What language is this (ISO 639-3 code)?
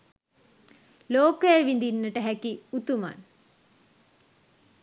sin